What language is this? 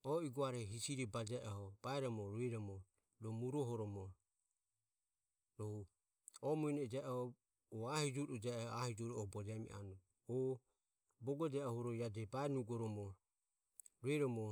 Ömie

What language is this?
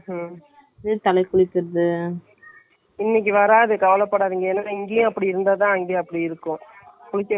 Tamil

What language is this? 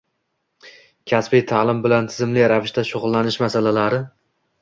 Uzbek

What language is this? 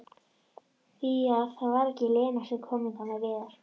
Icelandic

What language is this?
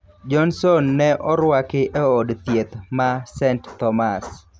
Luo (Kenya and Tanzania)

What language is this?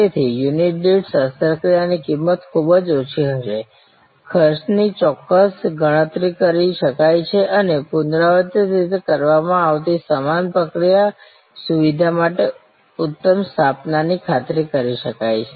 Gujarati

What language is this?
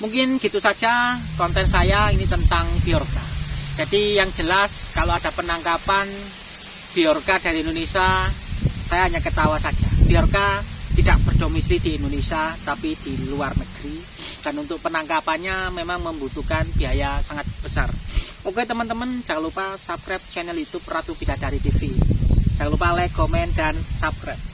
Indonesian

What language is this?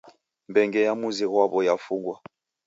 Taita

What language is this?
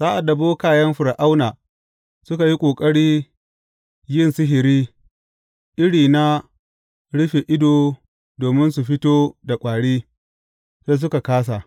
Hausa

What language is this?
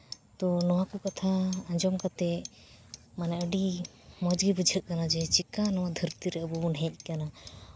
Santali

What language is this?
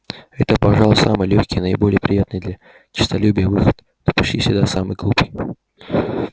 Russian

